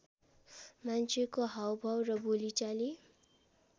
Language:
Nepali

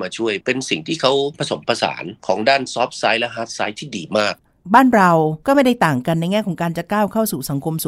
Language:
Thai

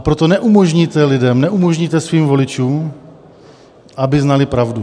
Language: Czech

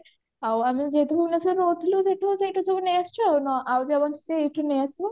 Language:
Odia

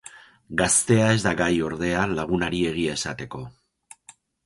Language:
Basque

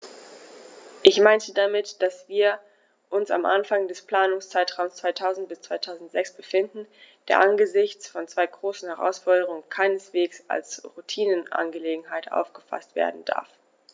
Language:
German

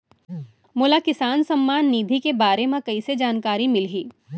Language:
Chhattisgarhi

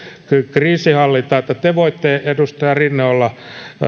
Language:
Finnish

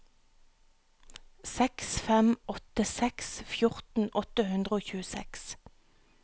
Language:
Norwegian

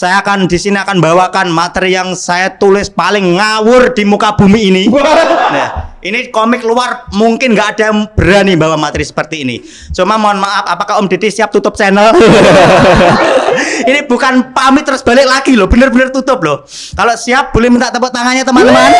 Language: Indonesian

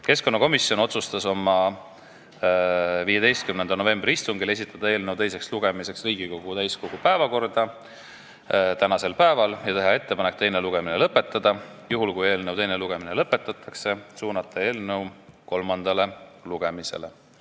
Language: Estonian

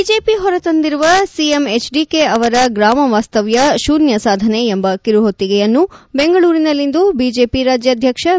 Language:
Kannada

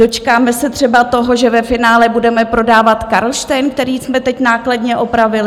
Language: Czech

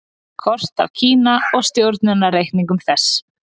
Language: Icelandic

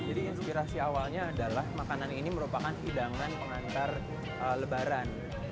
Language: Indonesian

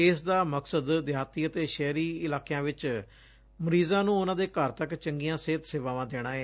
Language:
Punjabi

